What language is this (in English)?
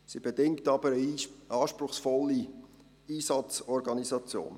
Swiss German